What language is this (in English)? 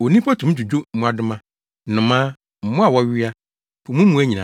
Akan